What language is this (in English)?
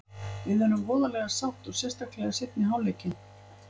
Icelandic